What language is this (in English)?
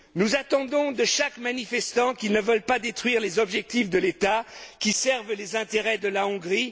French